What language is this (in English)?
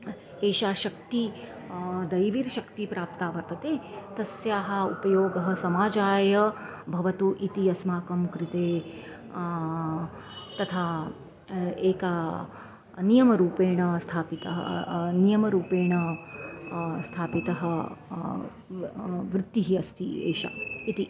Sanskrit